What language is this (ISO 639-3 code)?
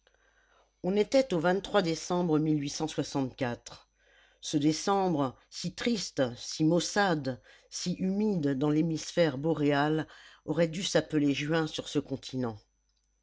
fra